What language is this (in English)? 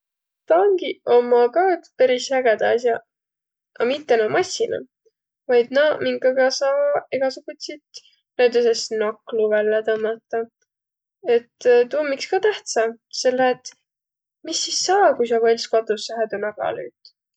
Võro